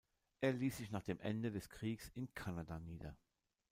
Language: German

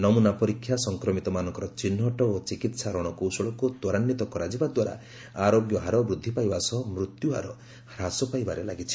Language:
Odia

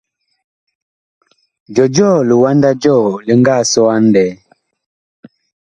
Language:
Bakoko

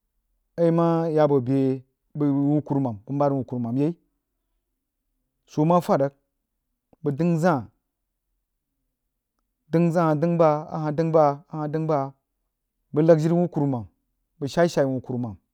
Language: Jiba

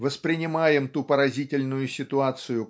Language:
Russian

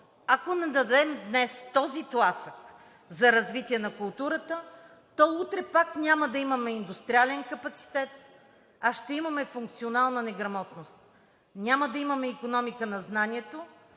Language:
Bulgarian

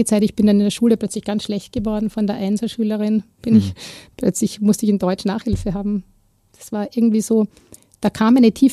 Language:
German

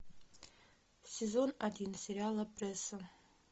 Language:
Russian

